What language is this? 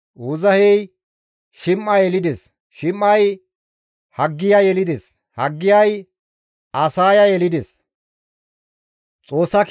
Gamo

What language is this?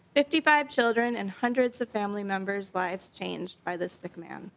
English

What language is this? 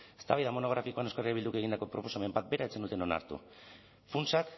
Basque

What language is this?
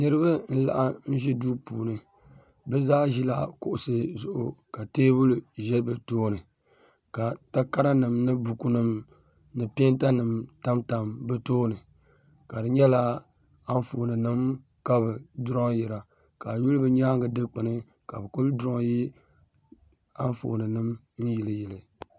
Dagbani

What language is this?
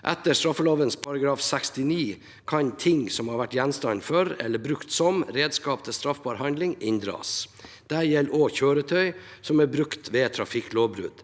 Norwegian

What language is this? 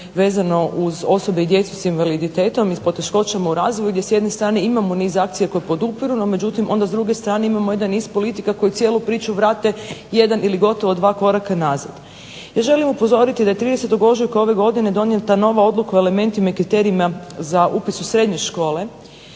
Croatian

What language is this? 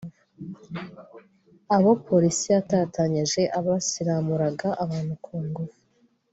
Kinyarwanda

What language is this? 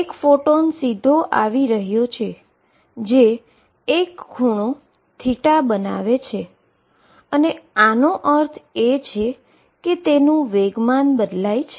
Gujarati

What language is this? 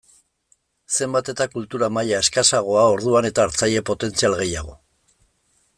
Basque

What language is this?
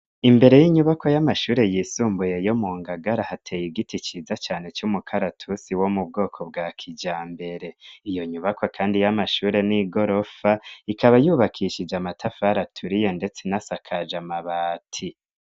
Rundi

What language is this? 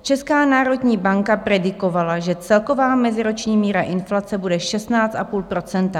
Czech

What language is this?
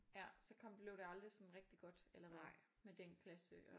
Danish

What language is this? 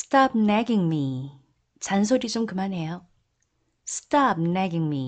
Korean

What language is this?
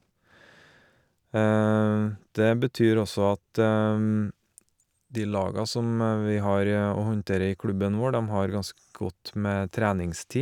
Norwegian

